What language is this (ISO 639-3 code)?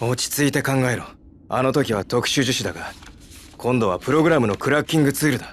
jpn